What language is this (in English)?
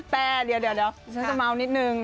Thai